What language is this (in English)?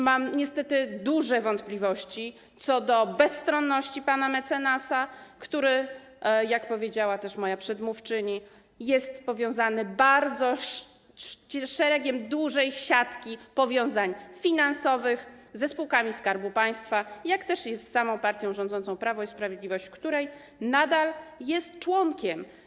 Polish